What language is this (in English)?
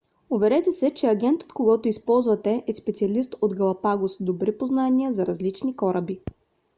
Bulgarian